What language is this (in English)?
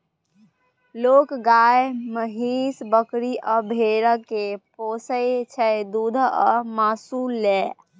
Maithili